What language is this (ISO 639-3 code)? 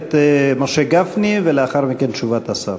heb